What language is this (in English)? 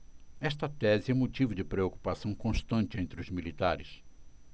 Portuguese